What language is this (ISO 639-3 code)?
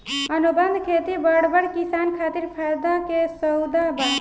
bho